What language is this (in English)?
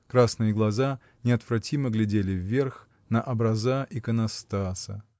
Russian